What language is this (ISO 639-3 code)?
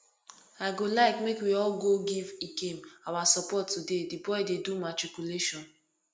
pcm